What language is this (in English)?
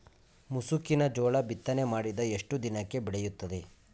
Kannada